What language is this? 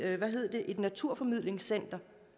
Danish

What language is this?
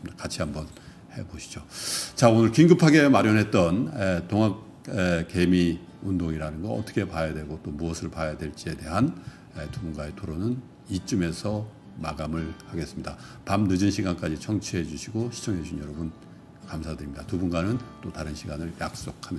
Korean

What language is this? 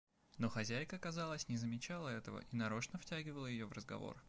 Russian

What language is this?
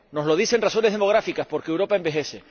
Spanish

